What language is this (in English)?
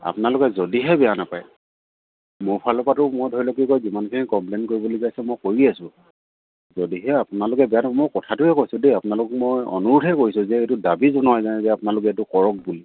Assamese